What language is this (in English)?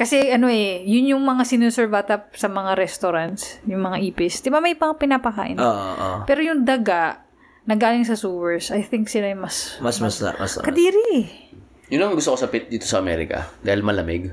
Filipino